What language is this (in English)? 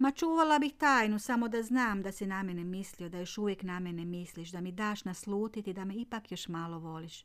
Croatian